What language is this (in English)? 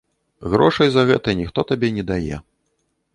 Belarusian